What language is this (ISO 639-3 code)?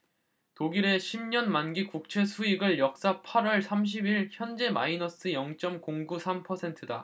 kor